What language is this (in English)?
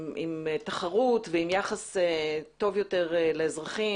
Hebrew